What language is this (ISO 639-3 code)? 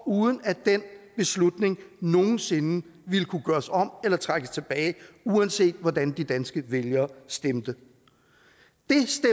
dan